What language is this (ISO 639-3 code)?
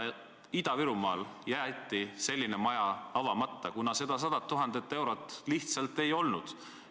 est